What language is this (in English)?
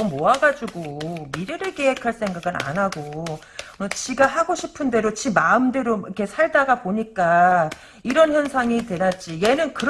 Korean